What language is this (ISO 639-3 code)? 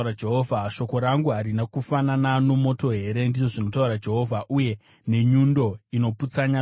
sna